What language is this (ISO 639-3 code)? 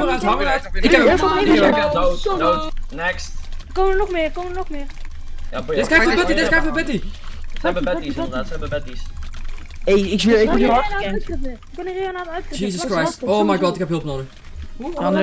nld